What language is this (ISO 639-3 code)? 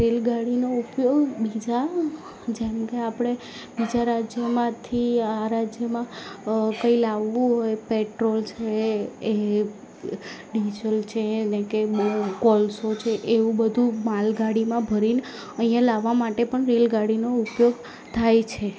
guj